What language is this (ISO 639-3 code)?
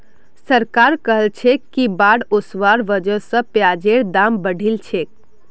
mag